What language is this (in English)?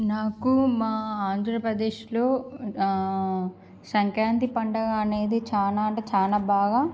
Telugu